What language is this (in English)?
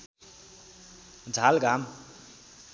Nepali